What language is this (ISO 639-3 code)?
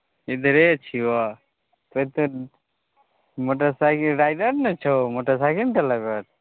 mai